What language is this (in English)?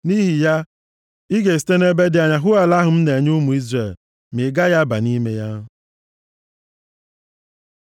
Igbo